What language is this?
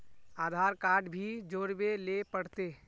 Magahi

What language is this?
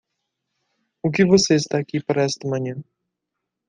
Portuguese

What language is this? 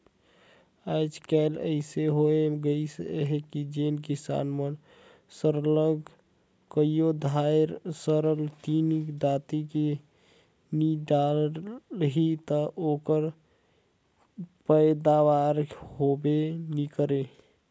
Chhattisgarhi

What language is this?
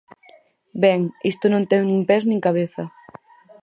Galician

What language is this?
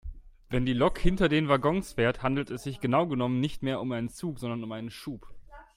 German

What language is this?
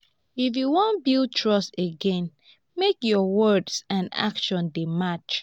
Nigerian Pidgin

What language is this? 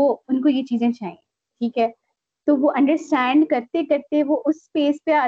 Urdu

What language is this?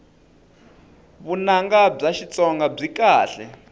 Tsonga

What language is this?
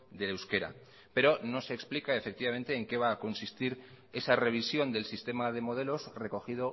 Spanish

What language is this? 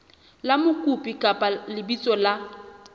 Southern Sotho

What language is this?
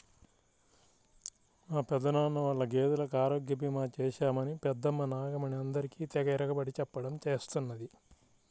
Telugu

